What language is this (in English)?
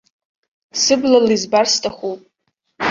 Abkhazian